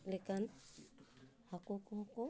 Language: Santali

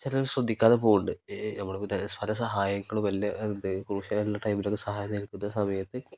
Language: Malayalam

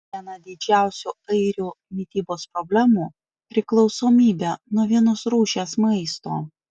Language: Lithuanian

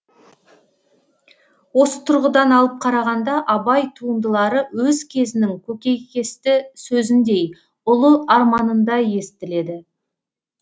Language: Kazakh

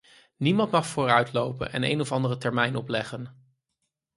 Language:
Dutch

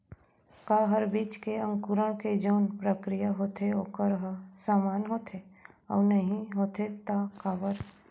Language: Chhattisgarhi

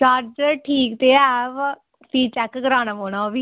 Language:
Dogri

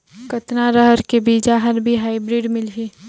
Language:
Chhattisgarhi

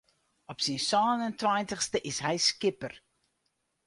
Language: Western Frisian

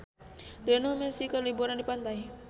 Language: Sundanese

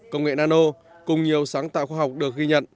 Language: Vietnamese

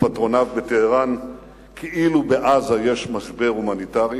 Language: Hebrew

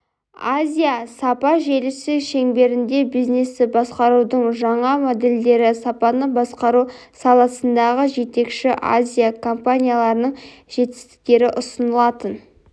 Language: Kazakh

